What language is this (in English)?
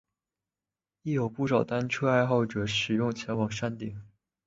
Chinese